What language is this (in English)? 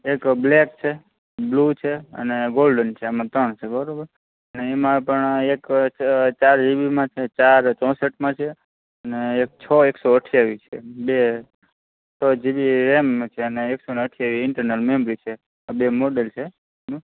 Gujarati